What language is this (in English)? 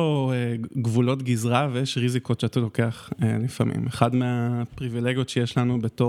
Hebrew